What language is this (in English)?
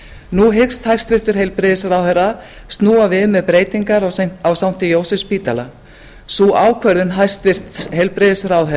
Icelandic